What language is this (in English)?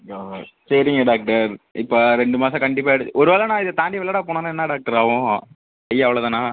Tamil